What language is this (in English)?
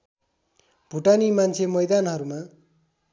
Nepali